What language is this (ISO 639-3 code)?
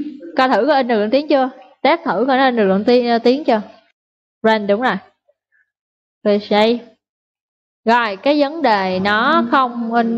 vie